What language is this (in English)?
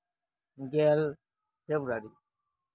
Santali